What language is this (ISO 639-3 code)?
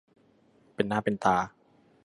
tha